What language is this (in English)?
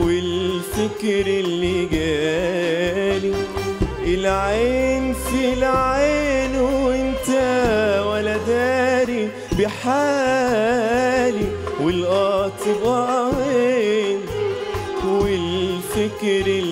Arabic